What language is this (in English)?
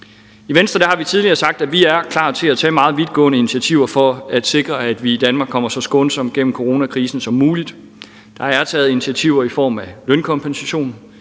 Danish